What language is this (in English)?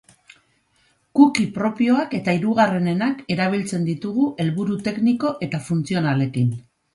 Basque